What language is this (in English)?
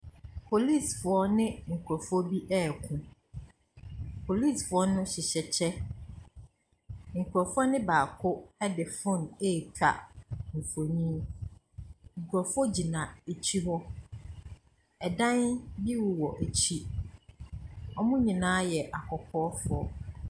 Akan